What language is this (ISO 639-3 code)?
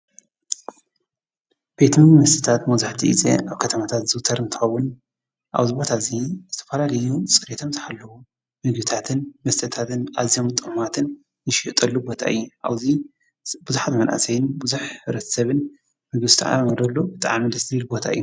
tir